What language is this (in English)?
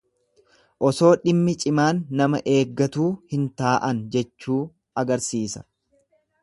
Oromo